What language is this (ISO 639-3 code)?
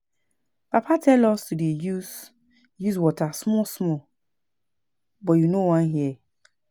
pcm